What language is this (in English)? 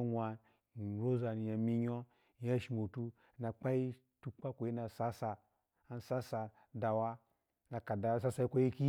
Alago